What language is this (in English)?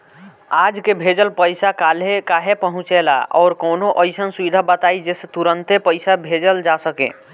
Bhojpuri